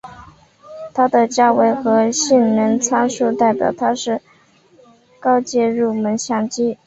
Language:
Chinese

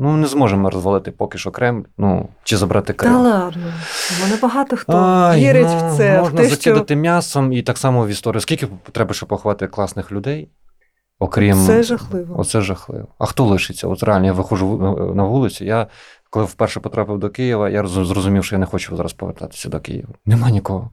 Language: Ukrainian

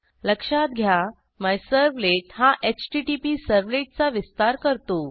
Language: Marathi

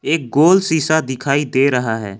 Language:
Hindi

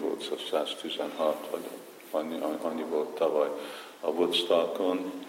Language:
Hungarian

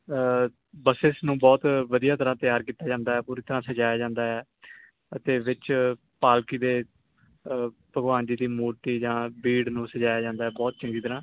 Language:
Punjabi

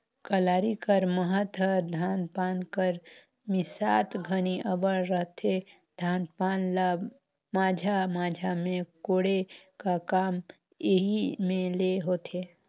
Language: Chhattisgarhi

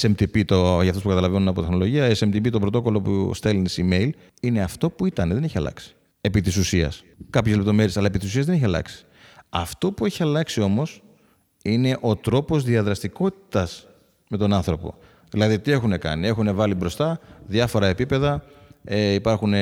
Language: Greek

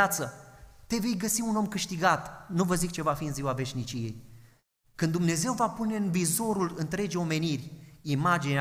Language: Romanian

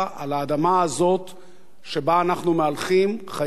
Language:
Hebrew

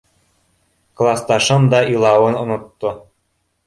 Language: Bashkir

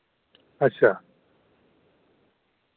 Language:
Dogri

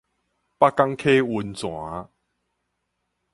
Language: Min Nan Chinese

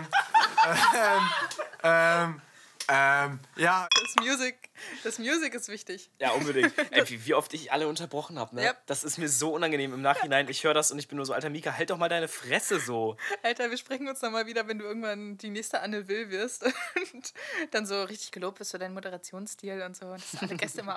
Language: German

